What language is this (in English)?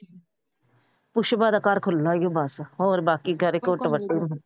Punjabi